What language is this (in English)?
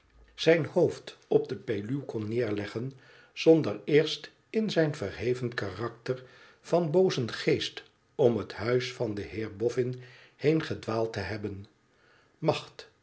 Dutch